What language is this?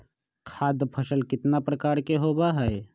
Magahi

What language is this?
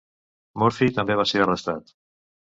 Catalan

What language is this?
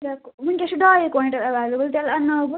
Kashmiri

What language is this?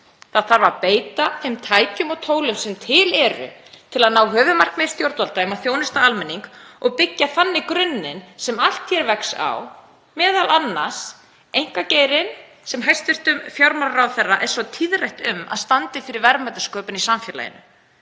Icelandic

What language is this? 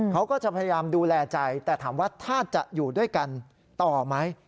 Thai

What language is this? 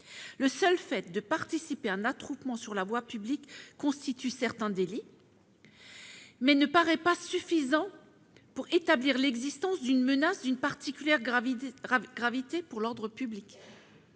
French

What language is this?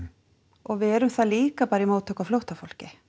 Icelandic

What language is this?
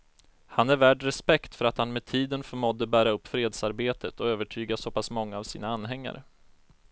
Swedish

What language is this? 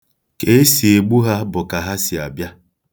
Igbo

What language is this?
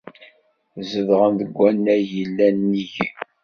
Kabyle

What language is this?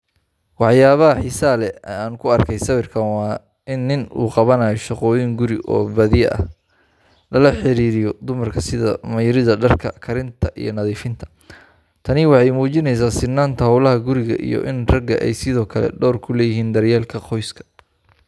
Somali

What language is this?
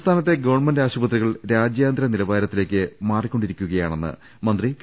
Malayalam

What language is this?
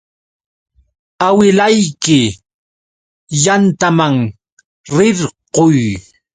Yauyos Quechua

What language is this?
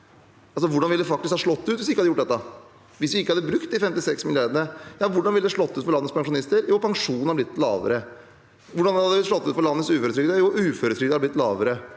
Norwegian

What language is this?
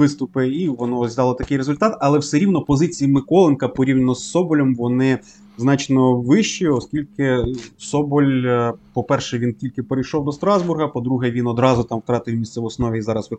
Ukrainian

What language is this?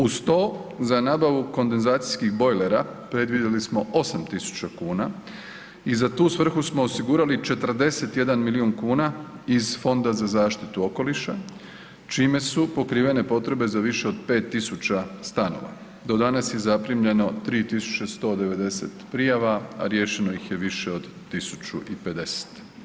Croatian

